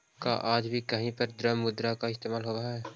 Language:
Magahi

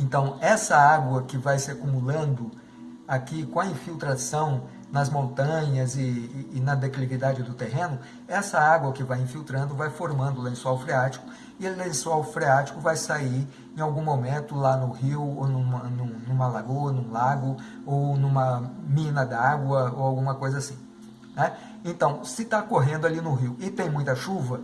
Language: Portuguese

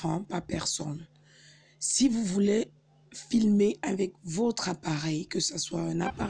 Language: French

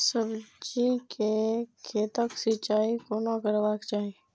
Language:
Maithili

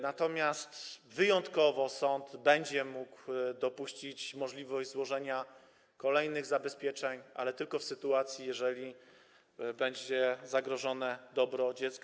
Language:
Polish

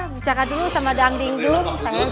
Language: Indonesian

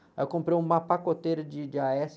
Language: Portuguese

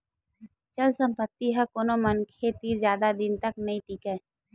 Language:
Chhattisgarhi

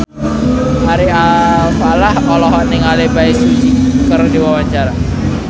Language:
Sundanese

